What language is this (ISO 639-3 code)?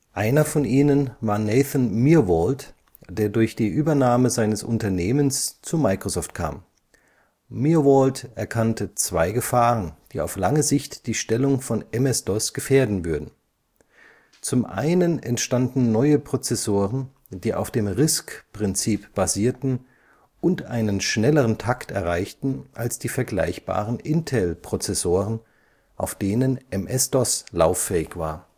deu